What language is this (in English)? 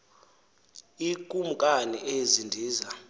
Xhosa